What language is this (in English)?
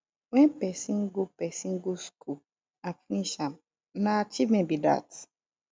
Nigerian Pidgin